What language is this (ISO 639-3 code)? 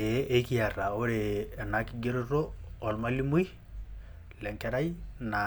mas